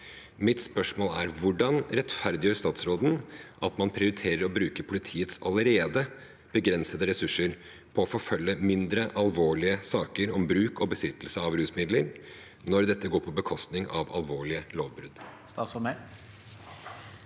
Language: Norwegian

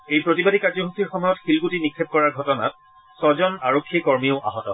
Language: Assamese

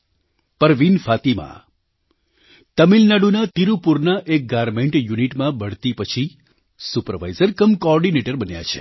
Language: Gujarati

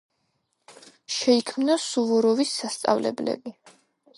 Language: Georgian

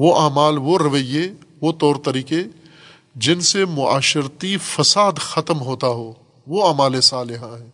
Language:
Urdu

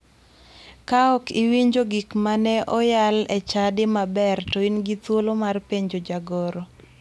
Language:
Luo (Kenya and Tanzania)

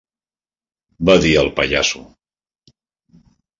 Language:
Catalan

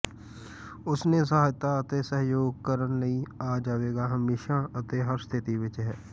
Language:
Punjabi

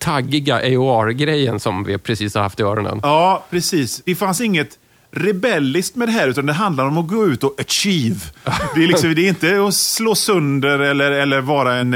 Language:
Swedish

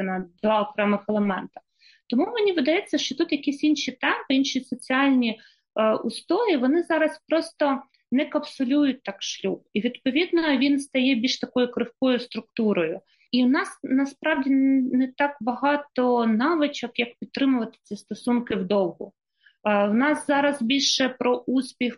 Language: Ukrainian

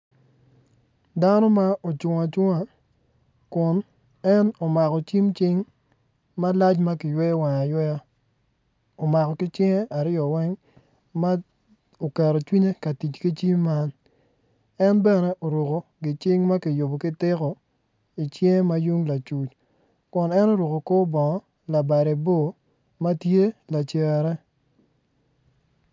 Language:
Acoli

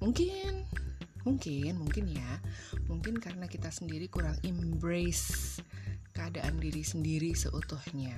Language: Indonesian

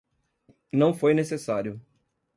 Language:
Portuguese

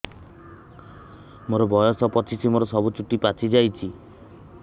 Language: Odia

